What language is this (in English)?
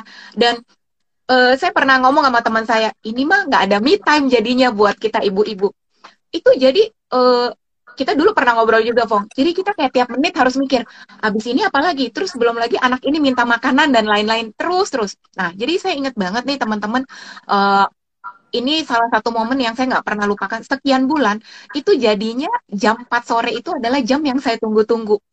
Indonesian